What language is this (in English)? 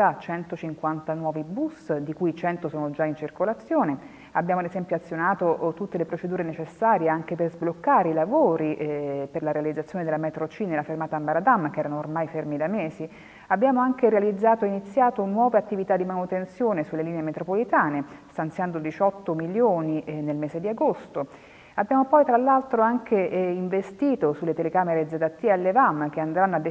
Italian